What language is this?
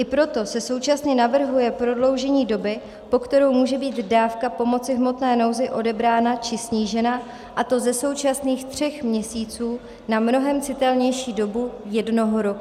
Czech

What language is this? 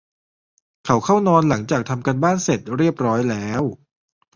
Thai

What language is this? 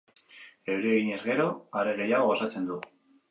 Basque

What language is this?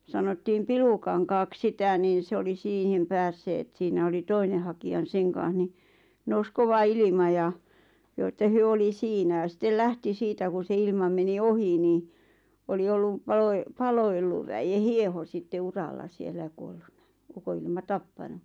Finnish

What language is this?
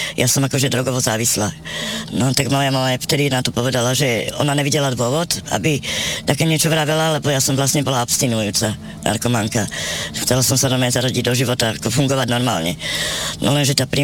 Slovak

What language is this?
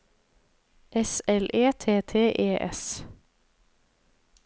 Norwegian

